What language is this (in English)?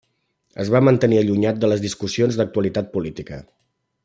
Catalan